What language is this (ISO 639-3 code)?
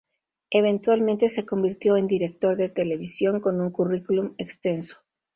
spa